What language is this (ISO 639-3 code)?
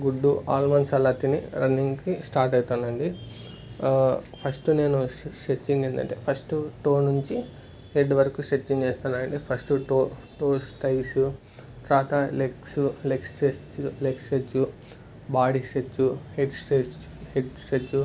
tel